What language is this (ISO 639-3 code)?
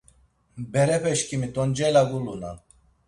lzz